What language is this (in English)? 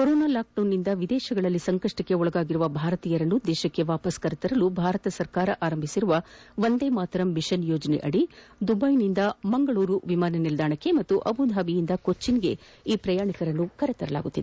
Kannada